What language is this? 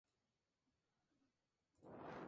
Spanish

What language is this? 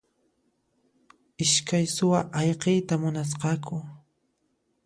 Puno Quechua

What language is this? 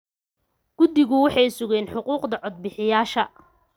Somali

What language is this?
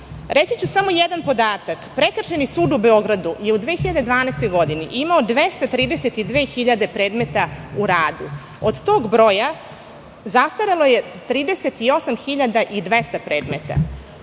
Serbian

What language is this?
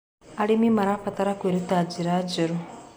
Kikuyu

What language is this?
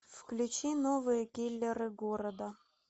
Russian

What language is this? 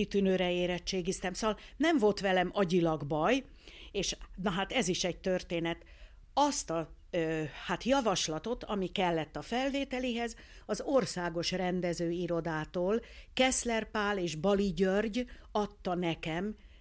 Hungarian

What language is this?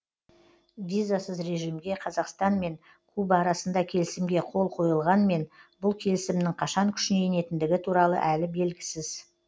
Kazakh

